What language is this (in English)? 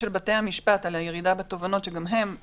Hebrew